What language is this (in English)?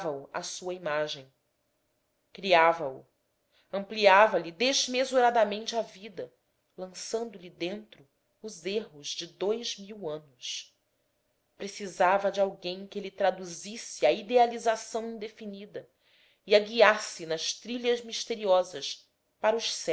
Portuguese